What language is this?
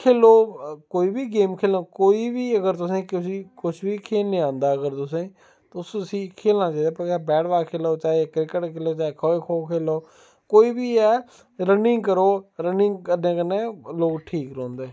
Dogri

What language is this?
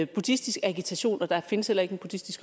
Danish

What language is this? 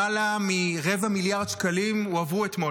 Hebrew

